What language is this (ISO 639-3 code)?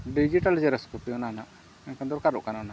sat